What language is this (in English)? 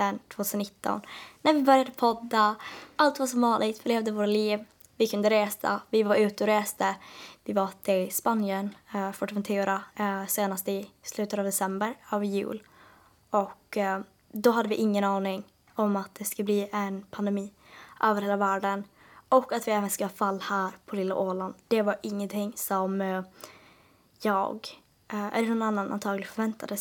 Swedish